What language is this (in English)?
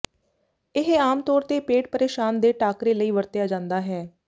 Punjabi